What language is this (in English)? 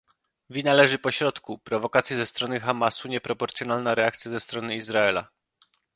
Polish